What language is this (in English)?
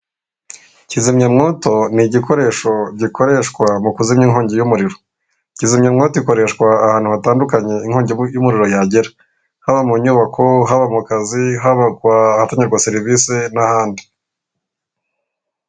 Kinyarwanda